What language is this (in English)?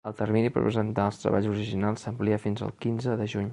Catalan